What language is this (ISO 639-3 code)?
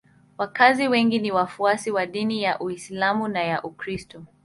swa